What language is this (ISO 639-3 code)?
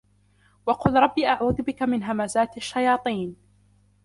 ara